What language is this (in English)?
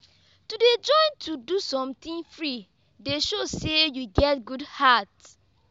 Nigerian Pidgin